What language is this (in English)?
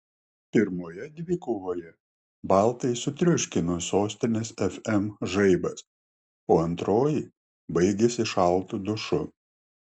Lithuanian